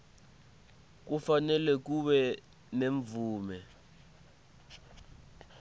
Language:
Swati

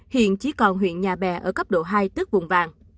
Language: Vietnamese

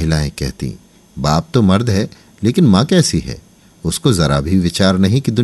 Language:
Hindi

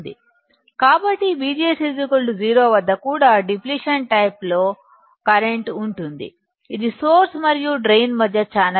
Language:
Telugu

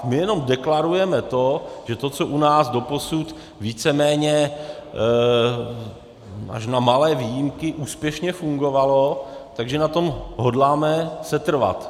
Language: Czech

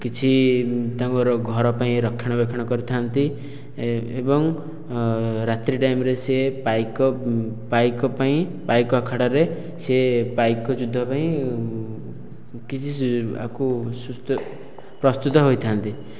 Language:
Odia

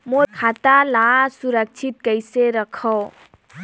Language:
Chhattisgarhi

